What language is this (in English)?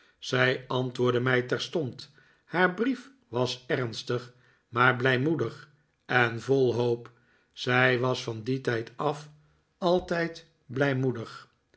Dutch